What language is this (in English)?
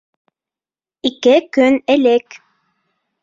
Bashkir